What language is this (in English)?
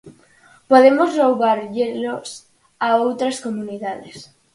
Galician